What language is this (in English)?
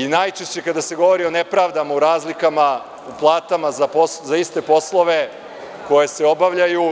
Serbian